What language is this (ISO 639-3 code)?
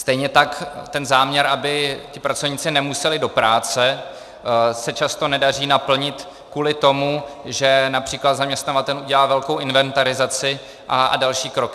ces